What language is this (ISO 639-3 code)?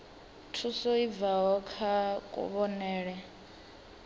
ven